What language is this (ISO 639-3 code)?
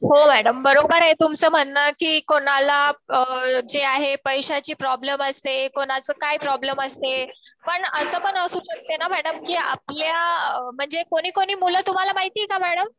mar